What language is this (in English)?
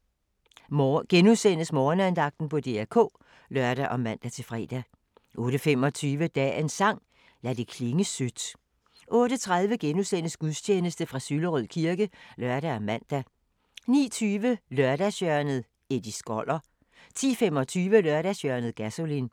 Danish